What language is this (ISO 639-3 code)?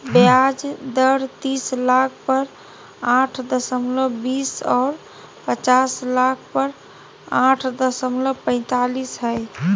mag